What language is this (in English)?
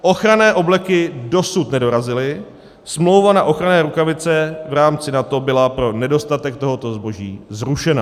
Czech